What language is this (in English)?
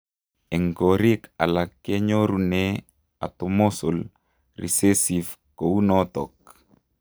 Kalenjin